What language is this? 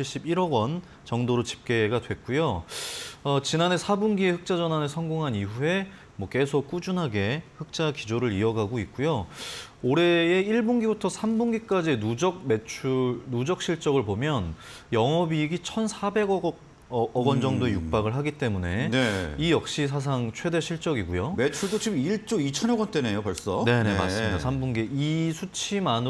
Korean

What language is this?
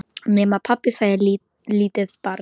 Icelandic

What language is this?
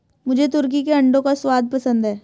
Hindi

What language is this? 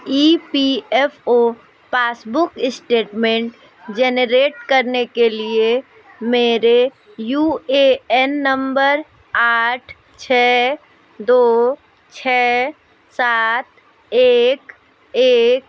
Hindi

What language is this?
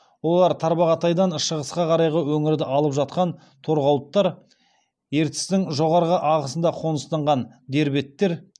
Kazakh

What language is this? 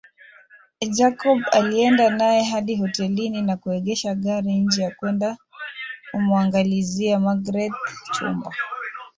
Swahili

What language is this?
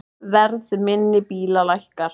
Icelandic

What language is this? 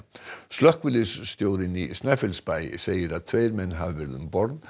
Icelandic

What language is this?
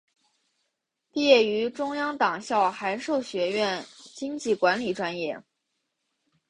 Chinese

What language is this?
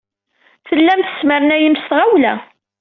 Kabyle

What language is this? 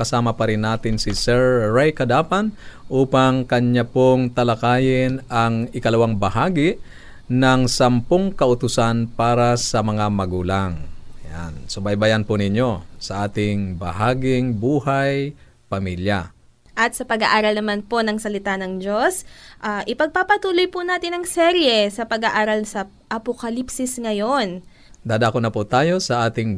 Filipino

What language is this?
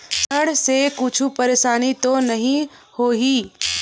Chhattisgarhi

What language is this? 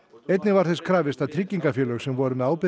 Icelandic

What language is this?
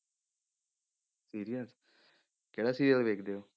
Punjabi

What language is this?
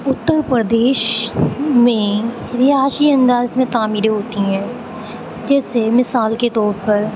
Urdu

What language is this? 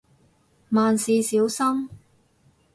Cantonese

